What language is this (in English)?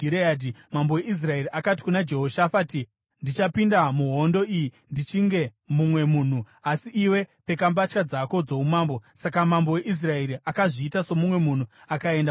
Shona